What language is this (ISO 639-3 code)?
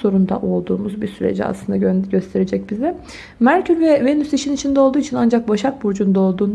tur